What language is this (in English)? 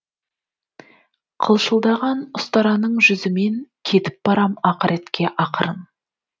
Kazakh